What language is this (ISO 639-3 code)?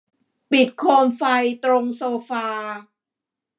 tha